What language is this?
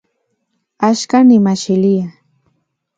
Central Puebla Nahuatl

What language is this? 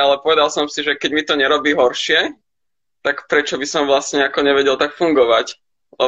Slovak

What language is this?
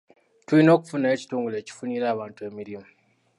Ganda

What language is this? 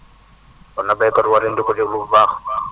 Wolof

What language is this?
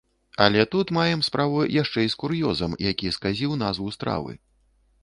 Belarusian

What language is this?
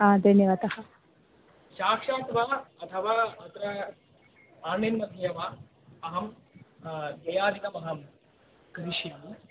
Sanskrit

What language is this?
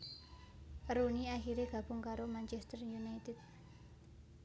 Javanese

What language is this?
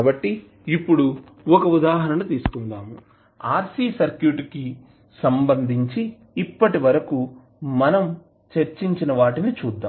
Telugu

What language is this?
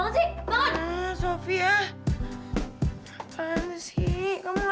Indonesian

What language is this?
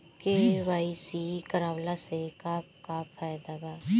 Bhojpuri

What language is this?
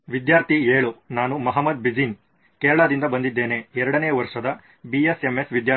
Kannada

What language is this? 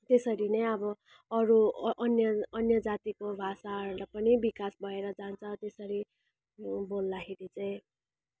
Nepali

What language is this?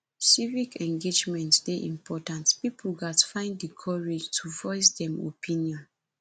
Nigerian Pidgin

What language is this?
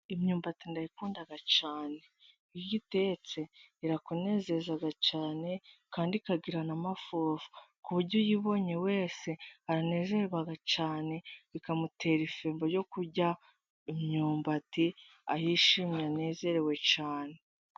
Kinyarwanda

